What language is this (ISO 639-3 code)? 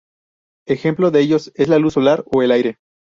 spa